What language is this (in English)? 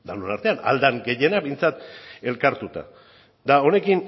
Basque